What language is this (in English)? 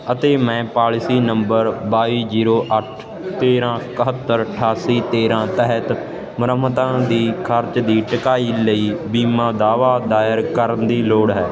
Punjabi